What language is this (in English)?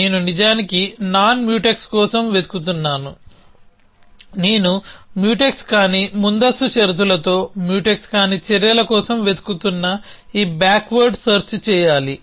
Telugu